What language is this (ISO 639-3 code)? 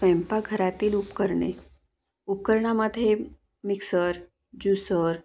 mar